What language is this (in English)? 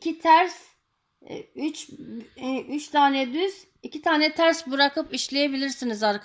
Turkish